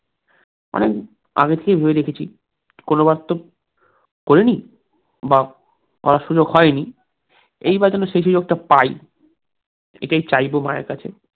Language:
Bangla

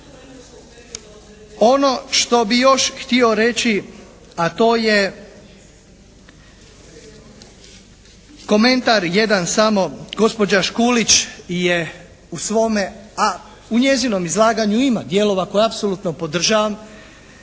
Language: Croatian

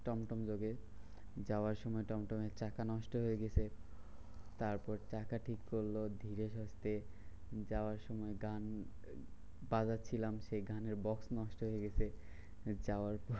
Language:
Bangla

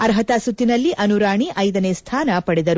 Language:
Kannada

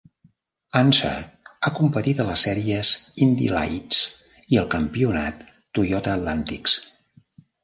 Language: Catalan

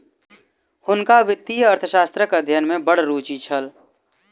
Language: Maithili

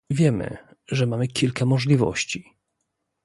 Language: Polish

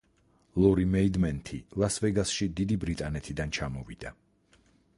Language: Georgian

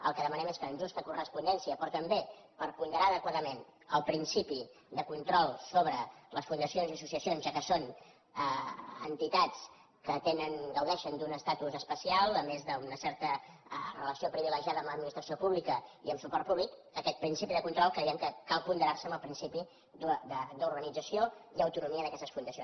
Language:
Catalan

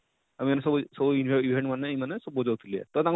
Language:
Odia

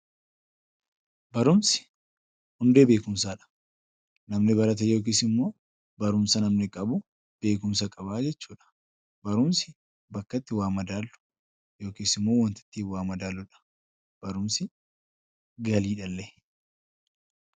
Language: Oromo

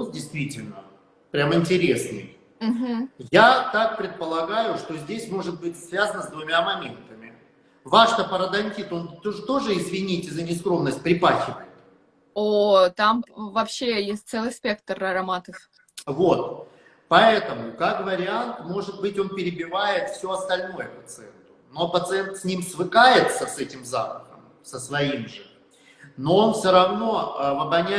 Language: Russian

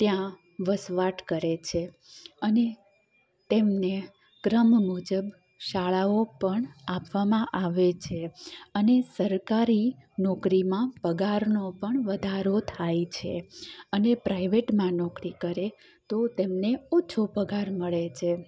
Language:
Gujarati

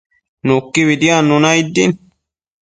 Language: Matsés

